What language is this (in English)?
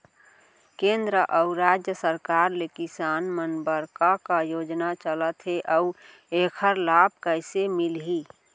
Chhattisgarhi